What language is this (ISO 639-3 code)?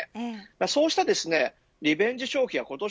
jpn